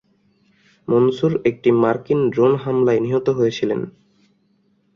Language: Bangla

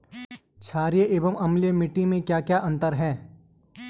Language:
Hindi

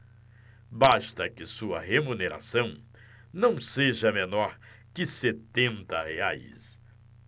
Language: Portuguese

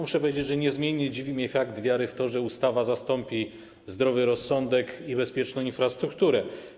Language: Polish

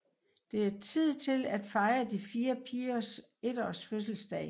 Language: Danish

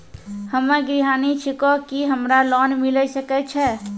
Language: Maithili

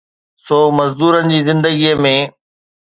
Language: Sindhi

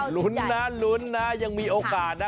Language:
Thai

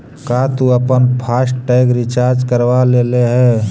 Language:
Magahi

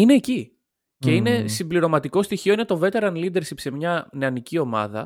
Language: Greek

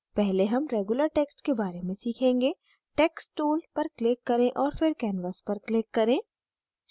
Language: Hindi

